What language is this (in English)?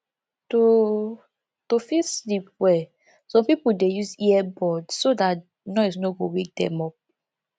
Nigerian Pidgin